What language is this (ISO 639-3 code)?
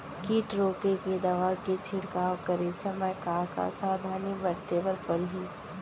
hne